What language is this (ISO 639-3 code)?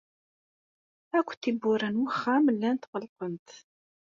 kab